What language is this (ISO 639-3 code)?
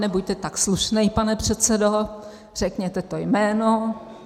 ces